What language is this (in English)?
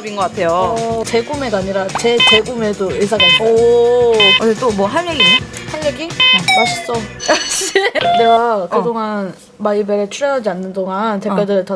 Korean